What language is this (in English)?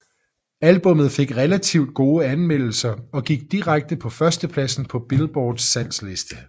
Danish